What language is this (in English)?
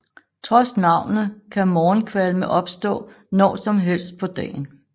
Danish